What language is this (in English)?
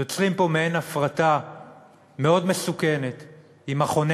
Hebrew